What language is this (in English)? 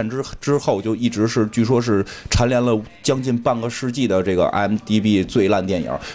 Chinese